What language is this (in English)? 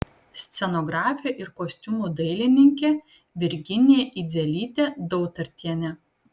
Lithuanian